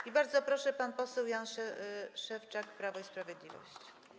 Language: Polish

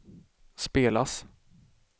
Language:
Swedish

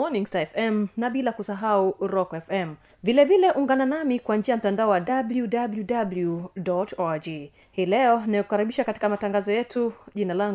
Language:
Swahili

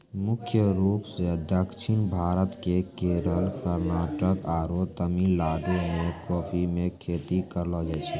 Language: Maithili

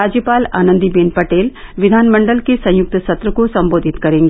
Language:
Hindi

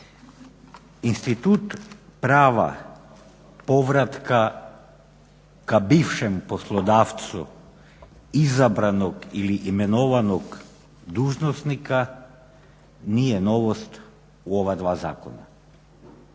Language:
Croatian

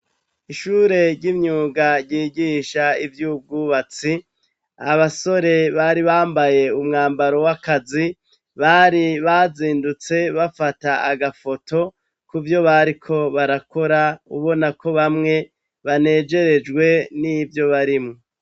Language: Rundi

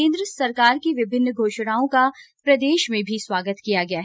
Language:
Hindi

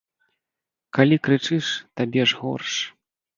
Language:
Belarusian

